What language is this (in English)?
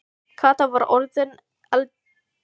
Icelandic